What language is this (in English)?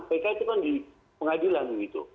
Indonesian